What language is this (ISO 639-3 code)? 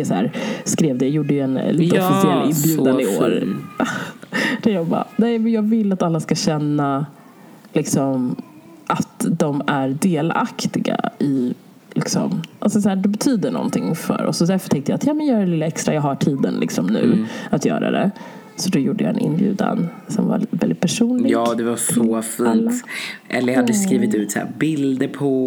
swe